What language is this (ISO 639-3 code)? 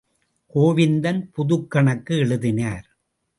tam